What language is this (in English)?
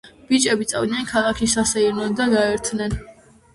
Georgian